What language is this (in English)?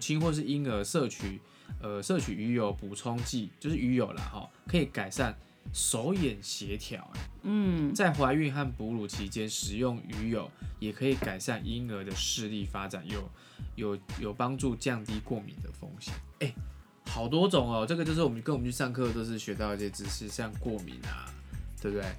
Chinese